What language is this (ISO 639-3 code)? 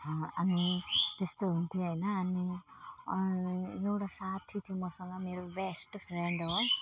nep